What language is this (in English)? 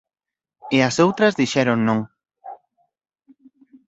Galician